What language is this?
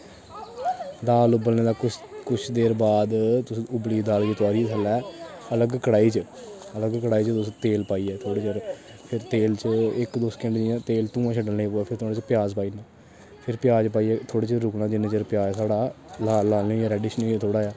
Dogri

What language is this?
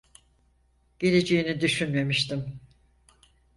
Turkish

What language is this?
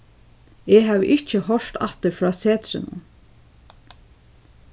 Faroese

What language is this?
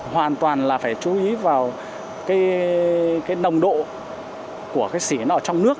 Vietnamese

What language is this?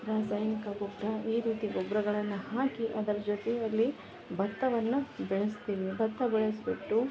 Kannada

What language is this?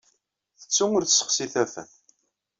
Kabyle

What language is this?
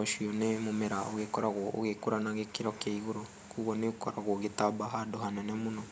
Kikuyu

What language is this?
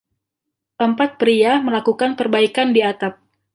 Indonesian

